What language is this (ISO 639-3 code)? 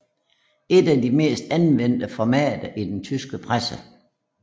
dan